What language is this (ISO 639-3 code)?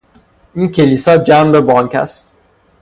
fas